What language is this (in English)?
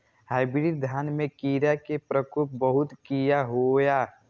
Maithili